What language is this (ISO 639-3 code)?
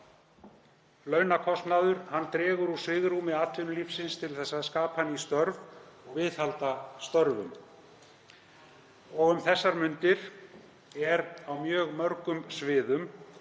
isl